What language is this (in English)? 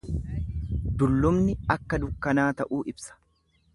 Oromo